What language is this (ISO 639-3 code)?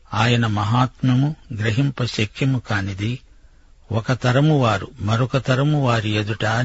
tel